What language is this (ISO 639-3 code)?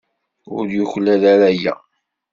kab